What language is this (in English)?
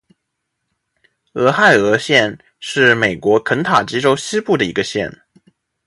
Chinese